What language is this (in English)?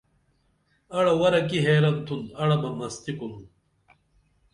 Dameli